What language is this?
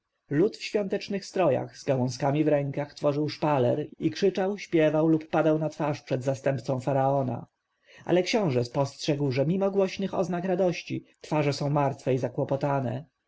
Polish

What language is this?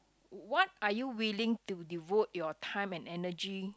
English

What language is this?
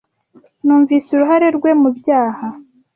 Kinyarwanda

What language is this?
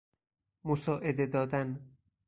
Persian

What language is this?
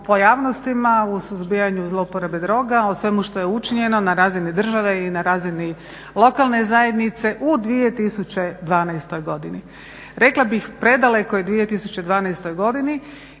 Croatian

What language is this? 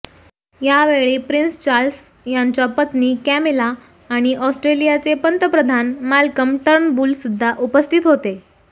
Marathi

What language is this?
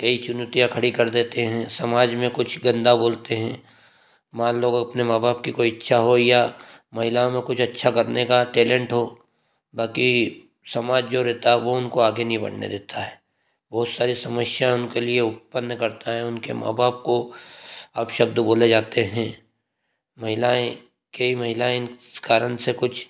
Hindi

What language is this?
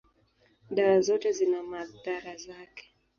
Swahili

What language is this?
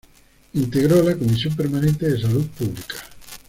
Spanish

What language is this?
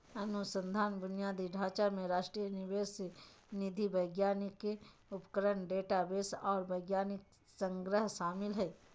Magahi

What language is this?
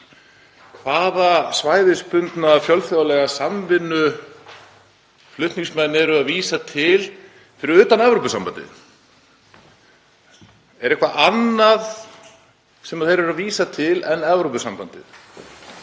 Icelandic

